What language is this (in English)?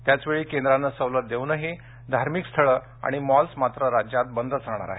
Marathi